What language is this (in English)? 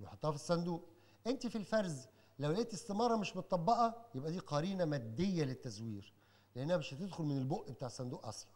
Arabic